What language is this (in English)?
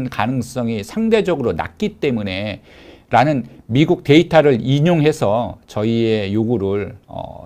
Korean